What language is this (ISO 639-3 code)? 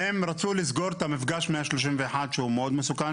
heb